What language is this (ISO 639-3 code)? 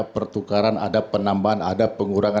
ind